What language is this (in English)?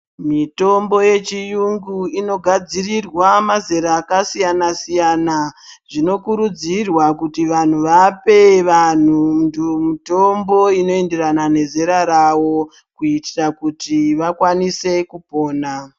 Ndau